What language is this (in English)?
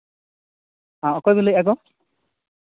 Santali